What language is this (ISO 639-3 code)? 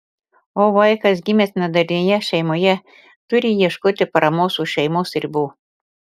lit